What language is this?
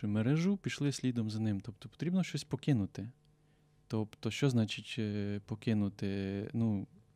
Ukrainian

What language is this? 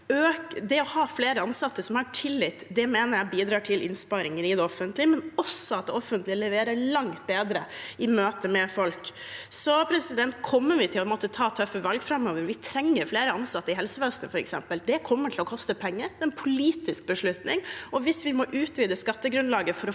Norwegian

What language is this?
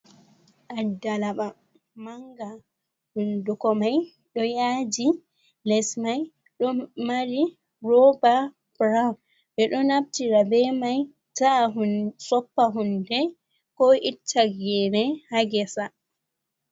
Fula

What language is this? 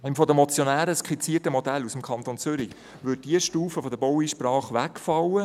Swiss German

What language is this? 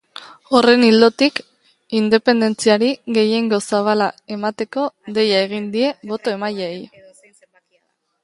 Basque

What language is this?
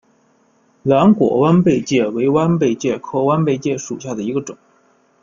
Chinese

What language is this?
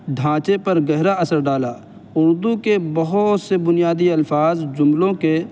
Urdu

